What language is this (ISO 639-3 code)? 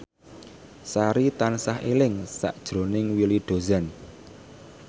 jav